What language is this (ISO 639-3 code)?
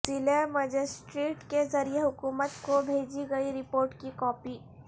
urd